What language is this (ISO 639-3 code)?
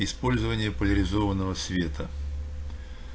rus